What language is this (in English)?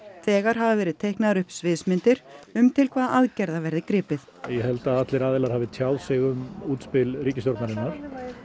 Icelandic